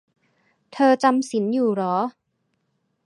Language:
Thai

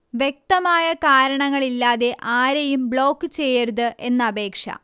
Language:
Malayalam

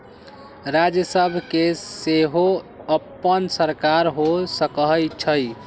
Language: Magahi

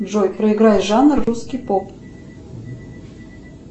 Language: Russian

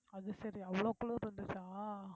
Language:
Tamil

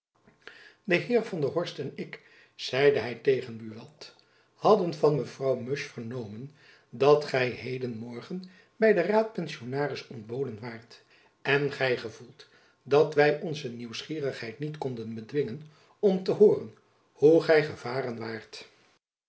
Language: Dutch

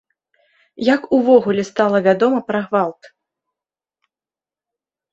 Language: Belarusian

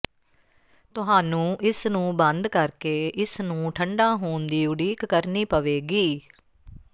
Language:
Punjabi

